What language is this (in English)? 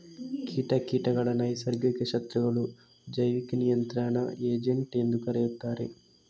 Kannada